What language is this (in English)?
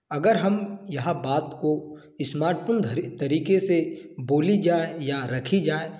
Hindi